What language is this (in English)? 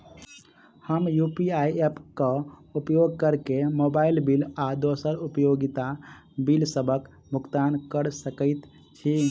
Maithili